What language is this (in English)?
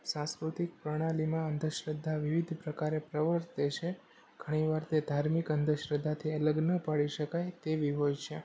Gujarati